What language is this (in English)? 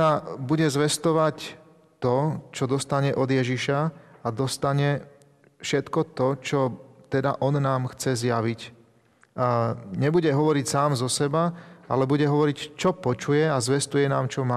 Slovak